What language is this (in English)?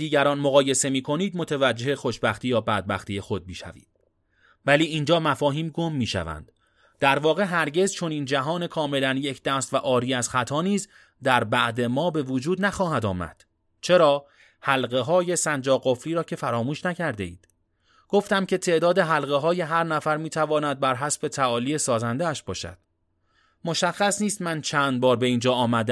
Persian